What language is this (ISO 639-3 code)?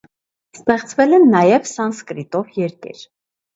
hye